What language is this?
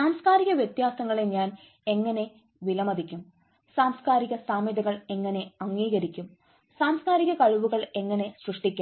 Malayalam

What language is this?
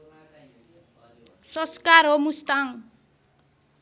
Nepali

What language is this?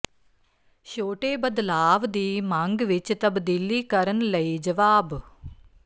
Punjabi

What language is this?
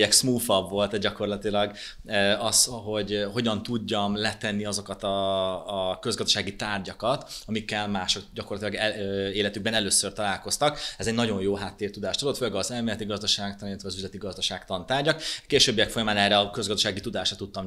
Hungarian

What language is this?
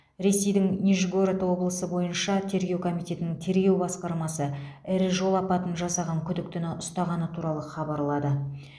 Kazakh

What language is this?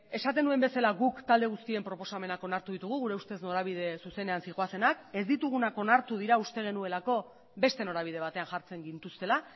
Basque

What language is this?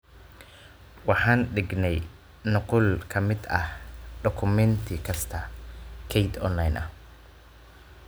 Somali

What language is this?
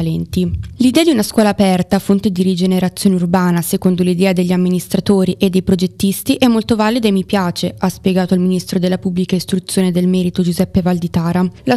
Italian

